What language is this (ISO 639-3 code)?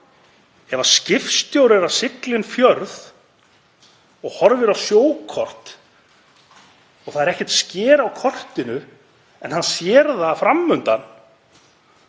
isl